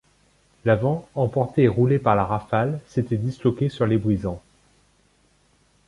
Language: French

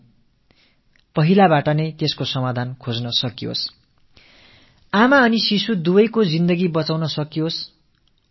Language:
Tamil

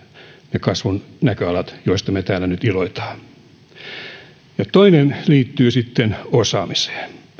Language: Finnish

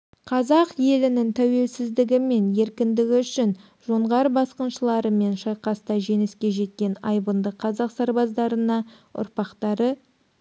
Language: Kazakh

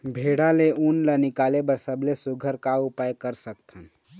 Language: Chhattisgarhi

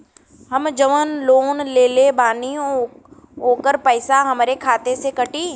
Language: Bhojpuri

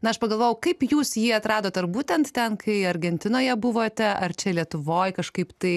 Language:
Lithuanian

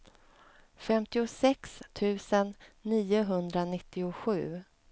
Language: Swedish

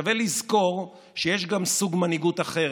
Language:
Hebrew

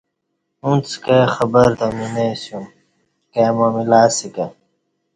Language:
Kati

